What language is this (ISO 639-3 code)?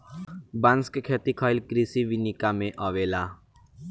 bho